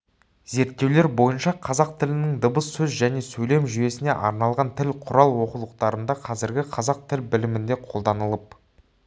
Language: Kazakh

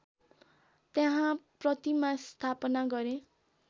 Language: Nepali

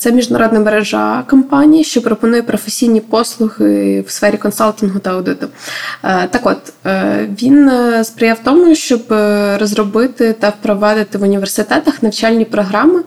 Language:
Ukrainian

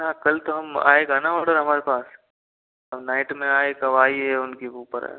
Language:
Hindi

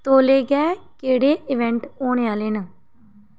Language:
Dogri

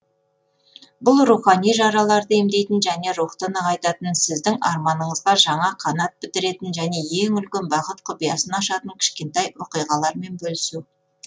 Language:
Kazakh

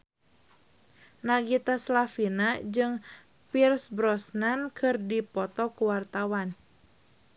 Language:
Sundanese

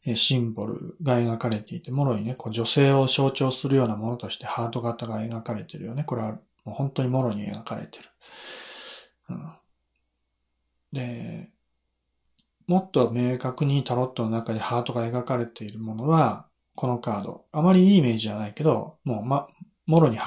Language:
Japanese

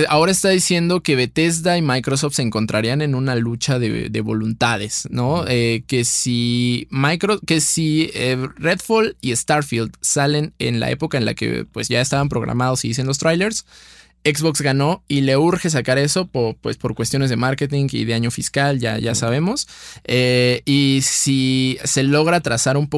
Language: Spanish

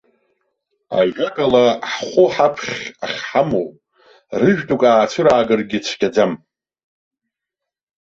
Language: Abkhazian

